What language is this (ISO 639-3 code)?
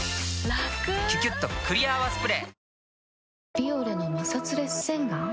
jpn